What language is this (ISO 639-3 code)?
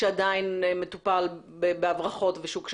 heb